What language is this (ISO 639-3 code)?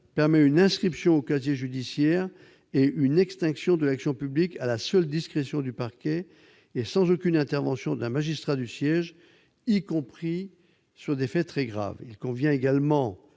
fra